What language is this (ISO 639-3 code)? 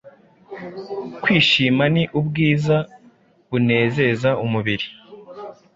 kin